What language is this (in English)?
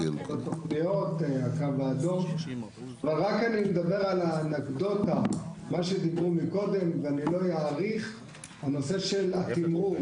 Hebrew